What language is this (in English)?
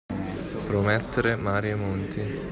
Italian